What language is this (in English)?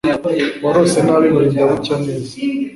Kinyarwanda